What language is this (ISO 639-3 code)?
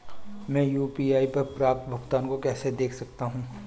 hin